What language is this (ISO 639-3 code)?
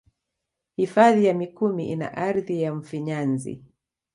swa